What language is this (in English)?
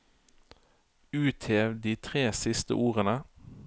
Norwegian